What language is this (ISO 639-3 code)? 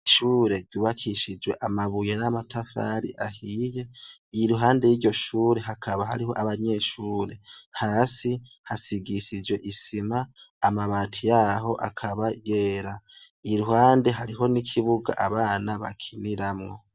run